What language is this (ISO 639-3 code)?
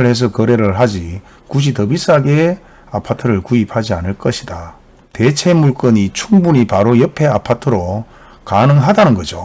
kor